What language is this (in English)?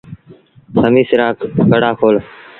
Sindhi Bhil